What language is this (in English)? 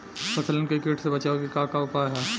Bhojpuri